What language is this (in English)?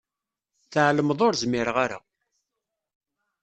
Kabyle